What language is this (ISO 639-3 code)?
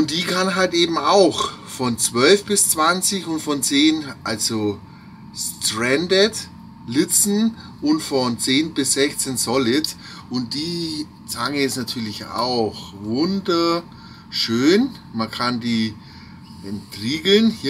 deu